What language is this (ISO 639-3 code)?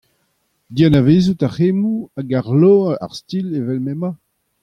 bre